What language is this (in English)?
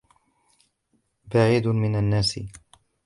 Arabic